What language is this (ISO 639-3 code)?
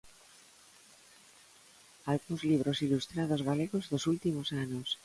glg